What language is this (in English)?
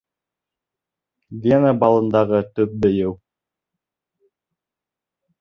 Bashkir